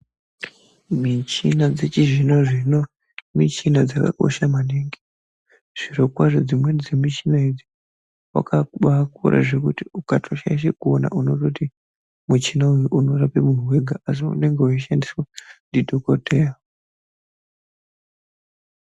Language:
Ndau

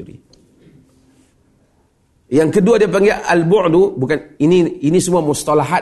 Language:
Malay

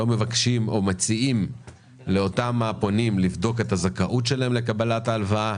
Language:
Hebrew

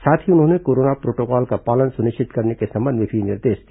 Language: Hindi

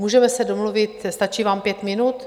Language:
Czech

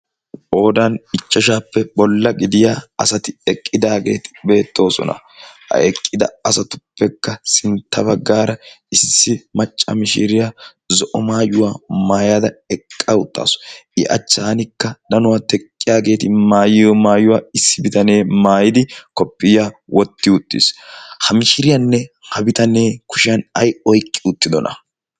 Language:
Wolaytta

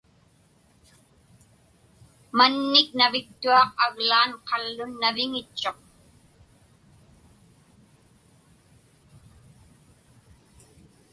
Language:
Inupiaq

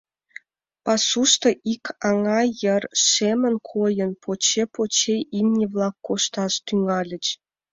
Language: Mari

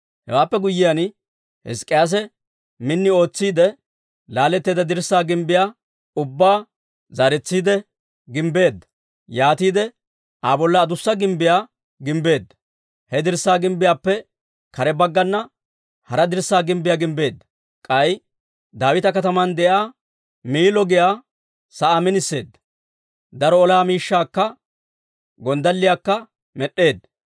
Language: Dawro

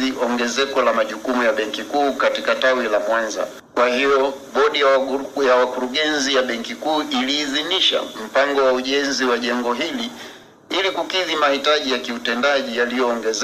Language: Swahili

